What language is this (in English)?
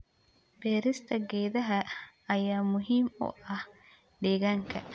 Somali